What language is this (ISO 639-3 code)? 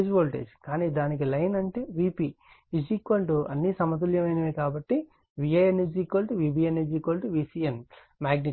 tel